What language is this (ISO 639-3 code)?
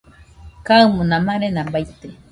hux